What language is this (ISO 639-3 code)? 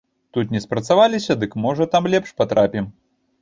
bel